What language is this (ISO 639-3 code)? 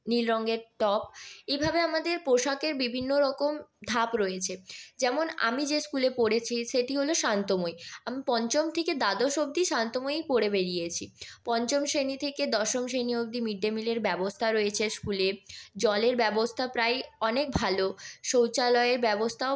ben